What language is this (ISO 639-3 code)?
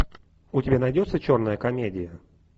rus